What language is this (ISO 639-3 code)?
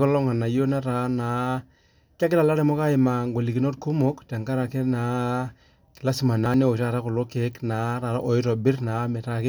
mas